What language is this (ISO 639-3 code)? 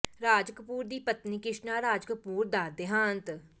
pan